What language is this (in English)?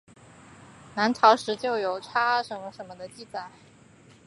Chinese